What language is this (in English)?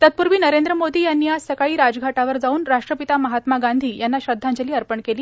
Marathi